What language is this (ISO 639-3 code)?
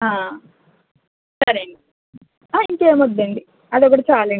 tel